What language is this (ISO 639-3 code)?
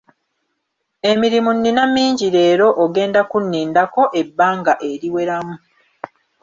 lug